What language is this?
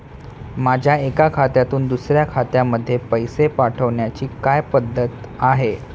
Marathi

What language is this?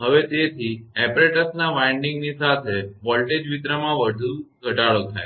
Gujarati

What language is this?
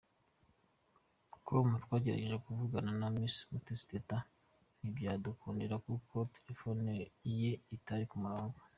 Kinyarwanda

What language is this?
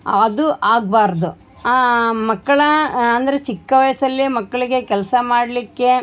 Kannada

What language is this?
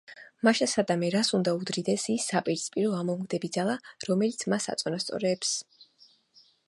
Georgian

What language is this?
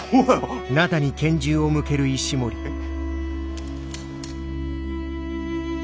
Japanese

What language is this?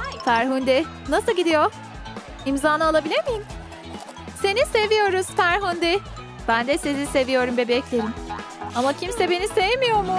Turkish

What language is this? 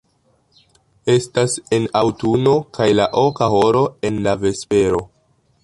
Esperanto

